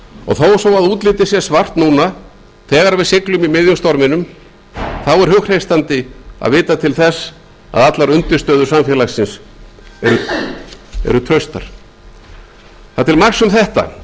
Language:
Icelandic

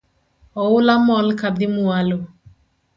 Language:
Luo (Kenya and Tanzania)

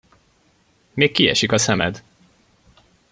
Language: Hungarian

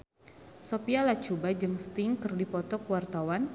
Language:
Sundanese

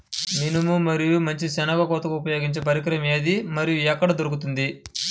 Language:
Telugu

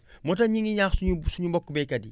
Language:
Wolof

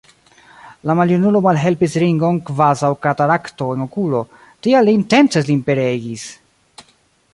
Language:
Esperanto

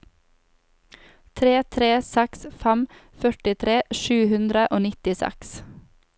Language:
Norwegian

